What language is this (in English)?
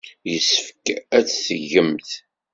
Kabyle